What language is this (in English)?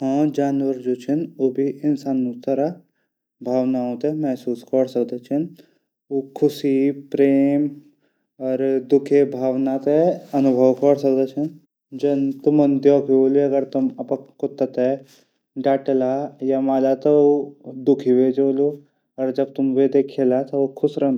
Garhwali